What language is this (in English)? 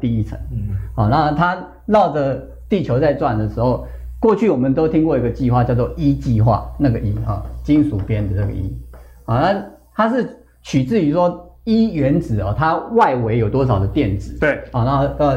Chinese